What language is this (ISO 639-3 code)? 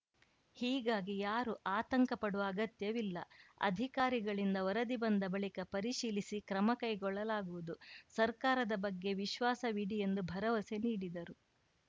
kan